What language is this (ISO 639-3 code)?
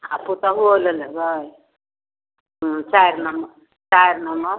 mai